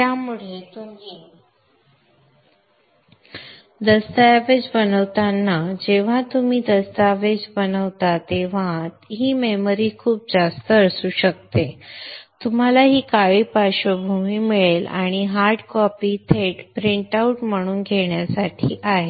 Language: Marathi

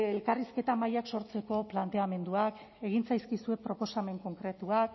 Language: Basque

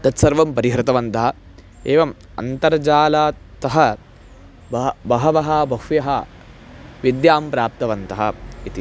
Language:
Sanskrit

